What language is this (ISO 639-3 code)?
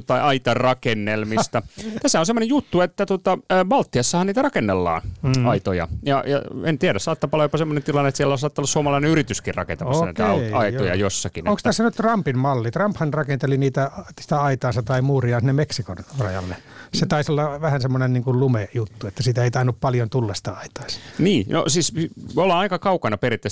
fin